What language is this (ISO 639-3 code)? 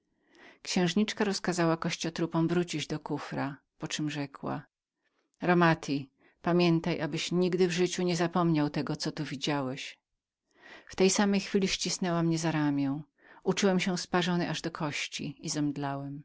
pol